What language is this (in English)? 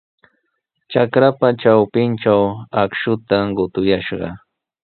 Sihuas Ancash Quechua